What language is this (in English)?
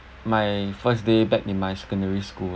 English